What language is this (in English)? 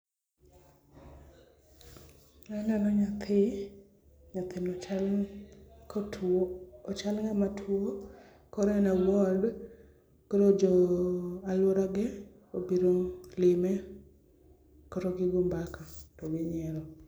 Luo (Kenya and Tanzania)